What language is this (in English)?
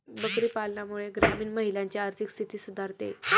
Marathi